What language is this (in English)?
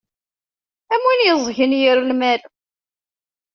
Kabyle